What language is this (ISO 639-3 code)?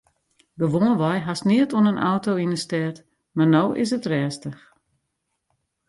fry